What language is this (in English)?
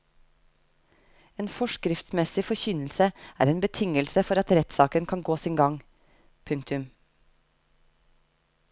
Norwegian